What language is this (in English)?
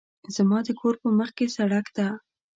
Pashto